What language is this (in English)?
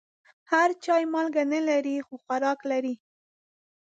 Pashto